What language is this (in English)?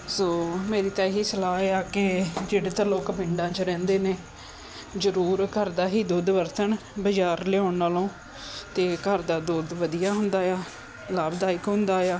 Punjabi